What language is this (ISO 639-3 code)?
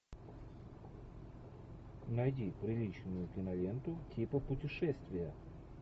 rus